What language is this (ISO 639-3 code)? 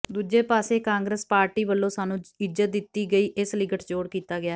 pan